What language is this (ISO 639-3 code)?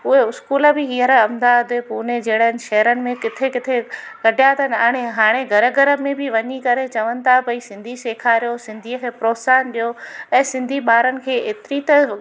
snd